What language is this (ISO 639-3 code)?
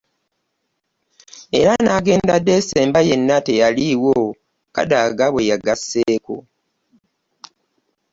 lug